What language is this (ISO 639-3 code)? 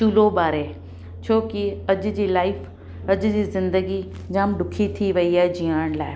snd